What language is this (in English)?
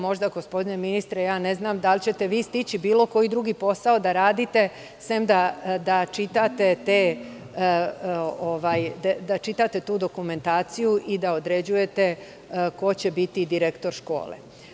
Serbian